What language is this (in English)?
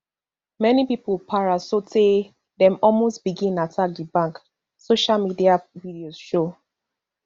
Nigerian Pidgin